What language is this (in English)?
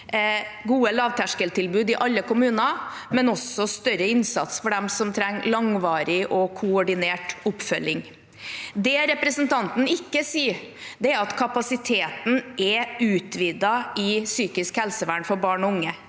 Norwegian